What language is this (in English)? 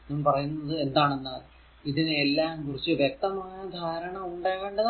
Malayalam